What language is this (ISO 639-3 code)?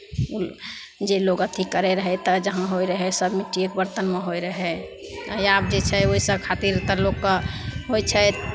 mai